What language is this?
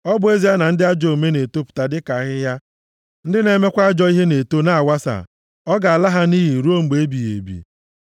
Igbo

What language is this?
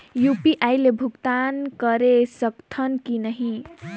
Chhattisgarhi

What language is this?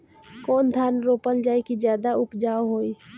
Bhojpuri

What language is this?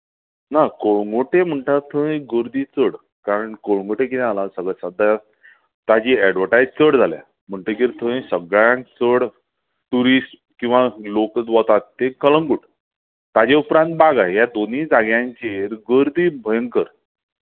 Konkani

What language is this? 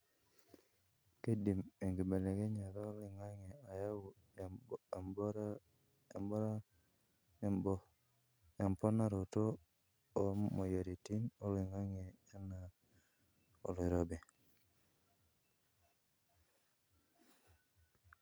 Masai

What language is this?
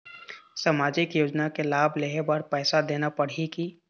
Chhattisgarhi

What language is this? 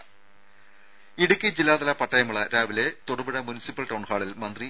Malayalam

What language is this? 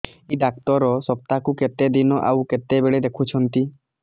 Odia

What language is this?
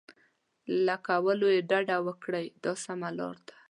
Pashto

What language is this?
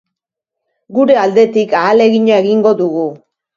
Basque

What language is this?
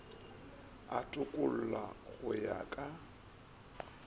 Northern Sotho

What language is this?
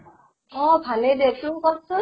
Assamese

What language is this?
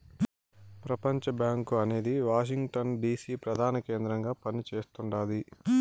Telugu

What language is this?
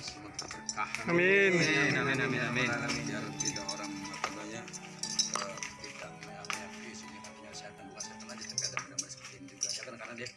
Indonesian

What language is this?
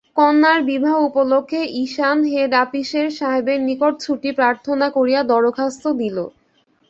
Bangla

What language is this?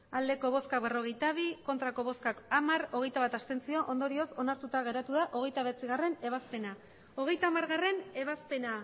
Basque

